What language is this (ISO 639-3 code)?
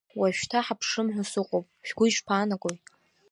abk